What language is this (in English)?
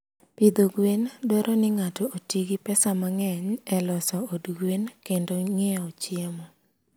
Luo (Kenya and Tanzania)